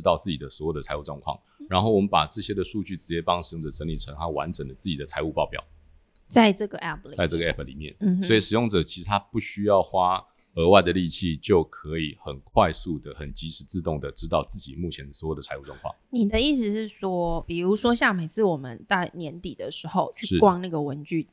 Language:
Chinese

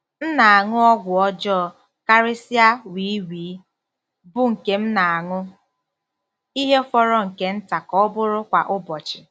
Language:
Igbo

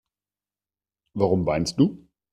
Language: German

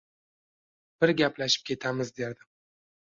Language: Uzbek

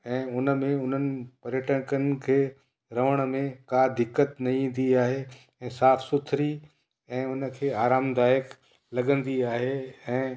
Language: Sindhi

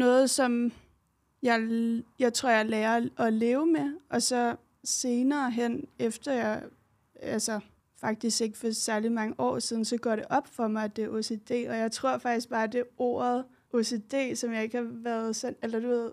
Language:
Danish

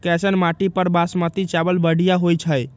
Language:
Magahi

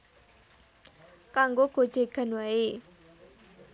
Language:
Javanese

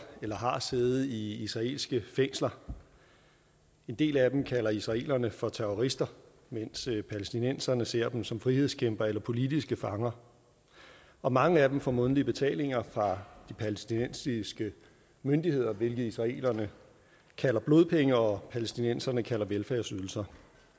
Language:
Danish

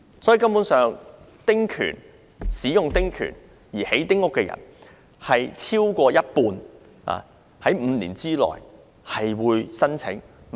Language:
Cantonese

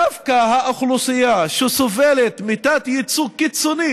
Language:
Hebrew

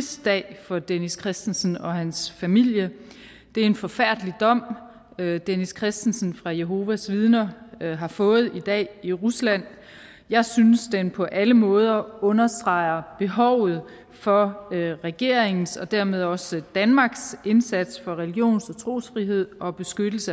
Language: Danish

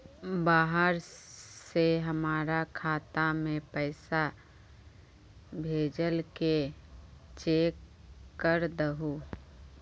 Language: Magahi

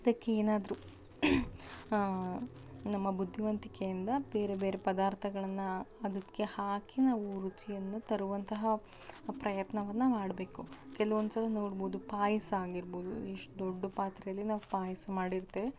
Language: Kannada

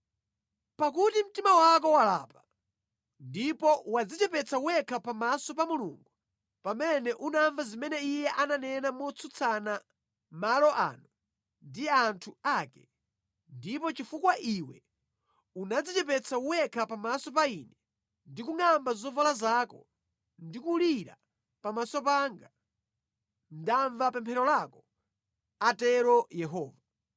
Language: Nyanja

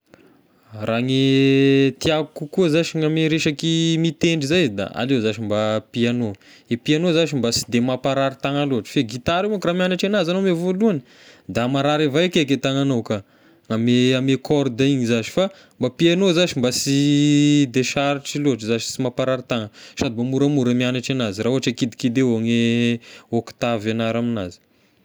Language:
Tesaka Malagasy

